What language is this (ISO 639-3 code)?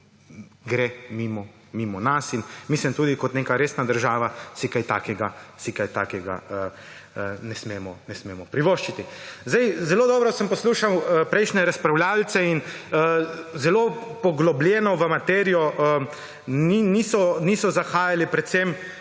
slv